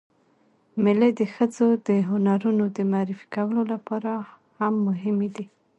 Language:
Pashto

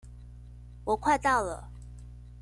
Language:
Chinese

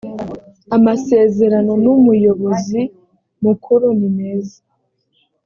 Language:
Kinyarwanda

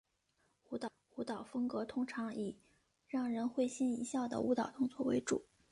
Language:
Chinese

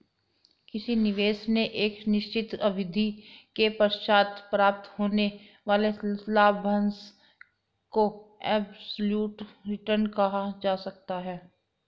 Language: Hindi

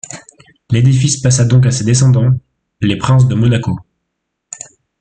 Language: French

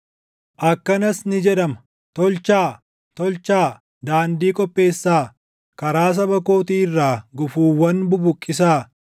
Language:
Oromo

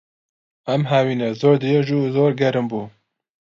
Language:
Central Kurdish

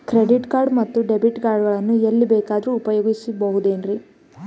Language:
Kannada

